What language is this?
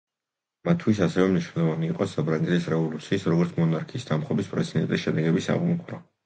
Georgian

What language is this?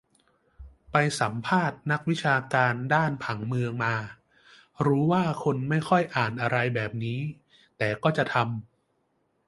Thai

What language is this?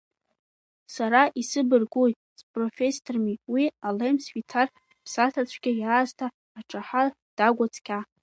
Abkhazian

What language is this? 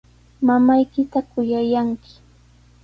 Sihuas Ancash Quechua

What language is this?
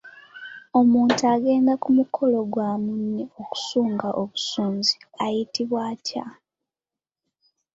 Ganda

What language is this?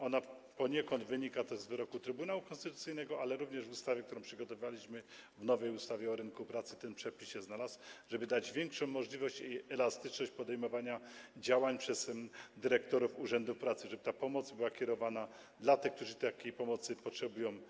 Polish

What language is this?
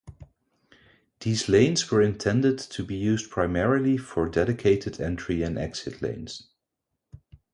English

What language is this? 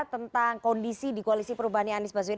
Indonesian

